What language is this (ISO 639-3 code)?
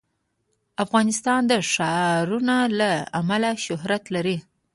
pus